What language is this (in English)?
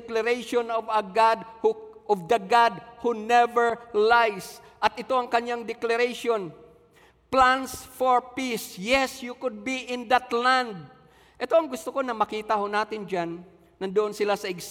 Filipino